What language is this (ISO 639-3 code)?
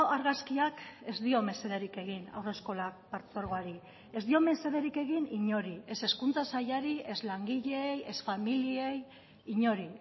eus